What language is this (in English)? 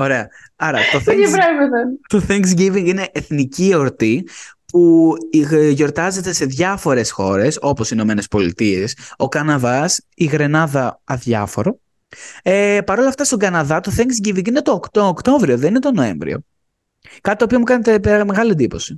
Greek